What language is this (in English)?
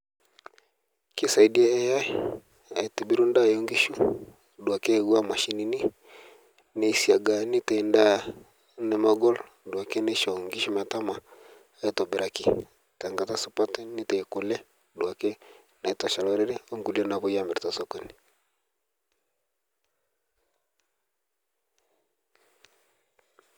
Masai